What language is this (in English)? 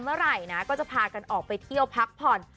Thai